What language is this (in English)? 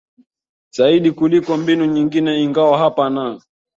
Swahili